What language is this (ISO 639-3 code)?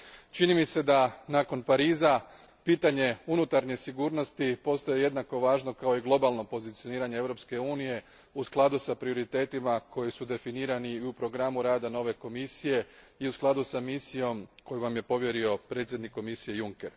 hrv